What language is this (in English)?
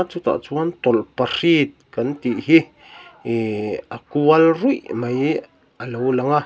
Mizo